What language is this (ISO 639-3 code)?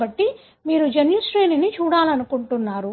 tel